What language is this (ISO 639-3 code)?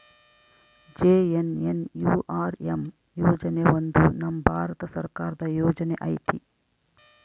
kan